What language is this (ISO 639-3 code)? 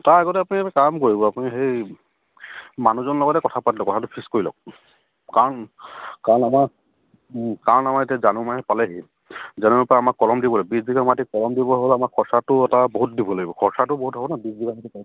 asm